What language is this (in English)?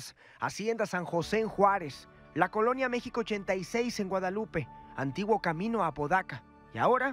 Spanish